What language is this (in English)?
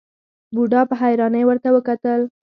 Pashto